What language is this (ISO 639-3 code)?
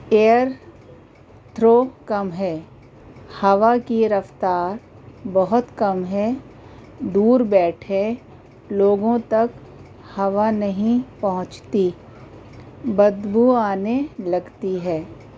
urd